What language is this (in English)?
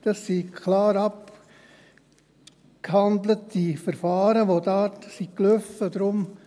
Swiss German